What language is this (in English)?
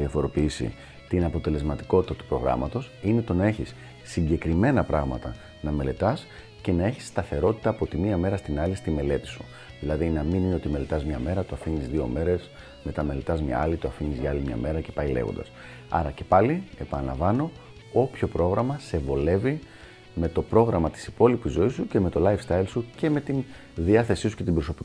Greek